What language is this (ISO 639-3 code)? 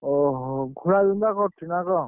ori